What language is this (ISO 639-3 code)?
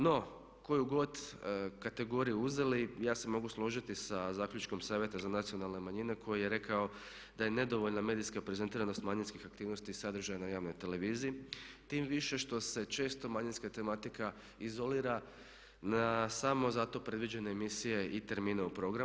hrv